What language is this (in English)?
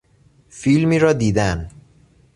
Persian